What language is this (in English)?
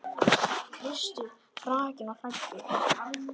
Icelandic